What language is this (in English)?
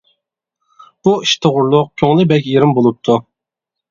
Uyghur